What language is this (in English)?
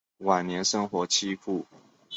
Chinese